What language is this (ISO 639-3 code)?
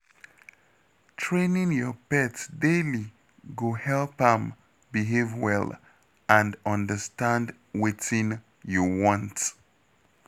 pcm